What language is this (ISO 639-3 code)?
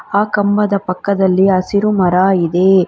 kan